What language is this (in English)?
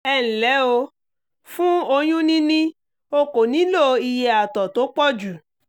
Yoruba